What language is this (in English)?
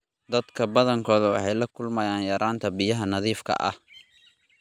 Somali